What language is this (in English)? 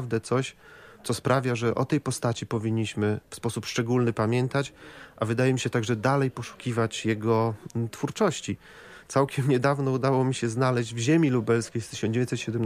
Polish